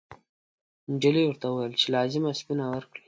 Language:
Pashto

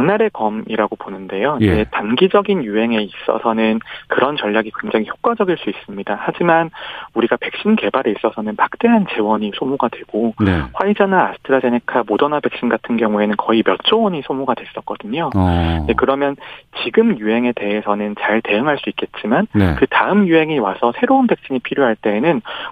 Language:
Korean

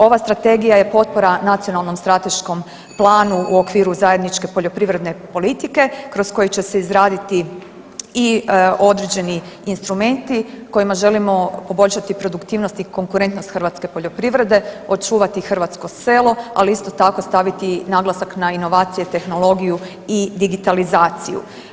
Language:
Croatian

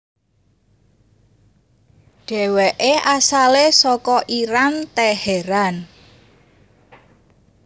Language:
Javanese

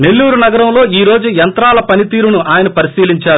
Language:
Telugu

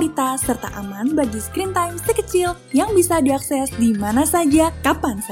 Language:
Indonesian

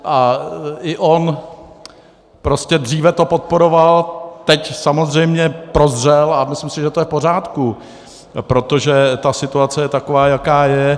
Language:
Czech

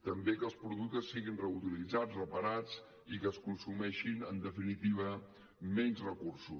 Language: Catalan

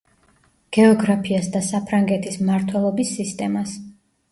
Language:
Georgian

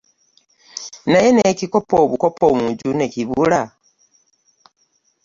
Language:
Ganda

